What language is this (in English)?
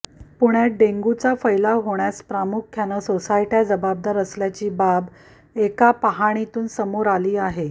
Marathi